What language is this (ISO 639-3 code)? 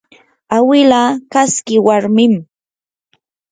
qur